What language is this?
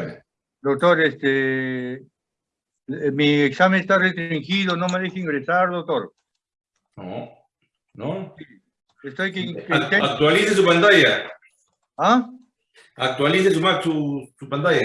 Spanish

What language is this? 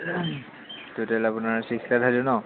Assamese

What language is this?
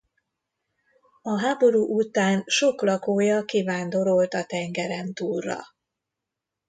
Hungarian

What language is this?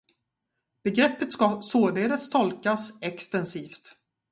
Swedish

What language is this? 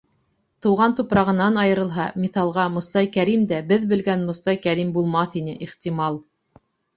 Bashkir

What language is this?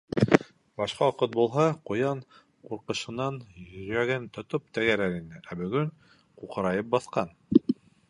Bashkir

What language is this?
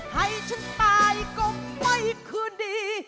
Thai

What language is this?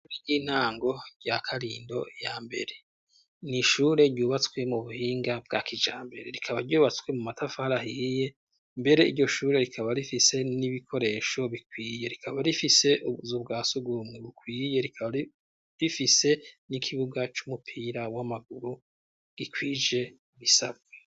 Rundi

